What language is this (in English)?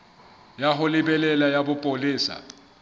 Southern Sotho